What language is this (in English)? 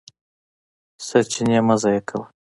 Pashto